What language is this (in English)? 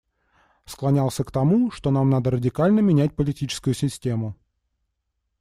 Russian